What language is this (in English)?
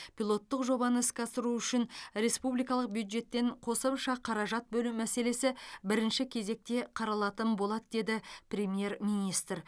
Kazakh